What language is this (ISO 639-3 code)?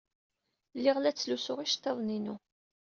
kab